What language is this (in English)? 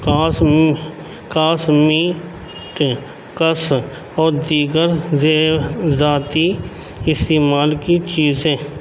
Urdu